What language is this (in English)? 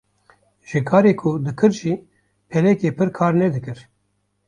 Kurdish